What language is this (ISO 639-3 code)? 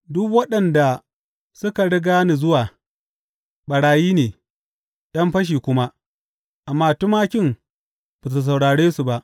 hau